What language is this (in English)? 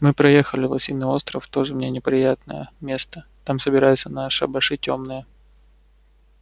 Russian